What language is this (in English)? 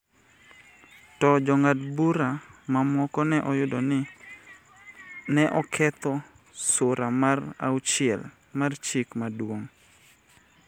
Luo (Kenya and Tanzania)